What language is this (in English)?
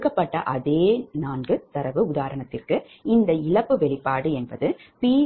Tamil